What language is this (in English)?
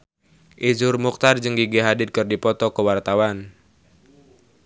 Sundanese